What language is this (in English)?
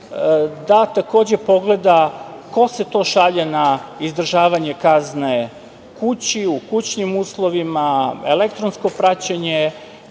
Serbian